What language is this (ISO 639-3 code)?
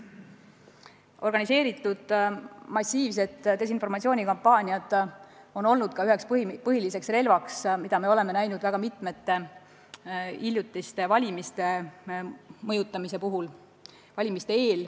est